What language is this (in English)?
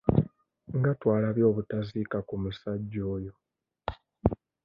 Ganda